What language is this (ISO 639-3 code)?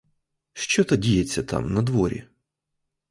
ukr